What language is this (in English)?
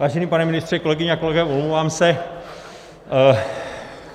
Czech